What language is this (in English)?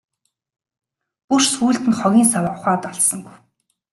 Mongolian